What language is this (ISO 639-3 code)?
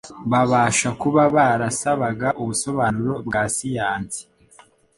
kin